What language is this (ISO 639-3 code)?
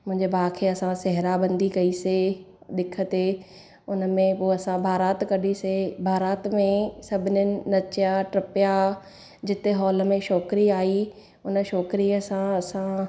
snd